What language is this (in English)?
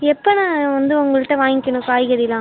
Tamil